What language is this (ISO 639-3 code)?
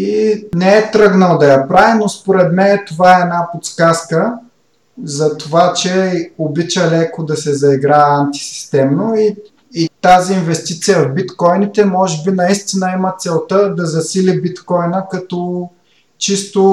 bul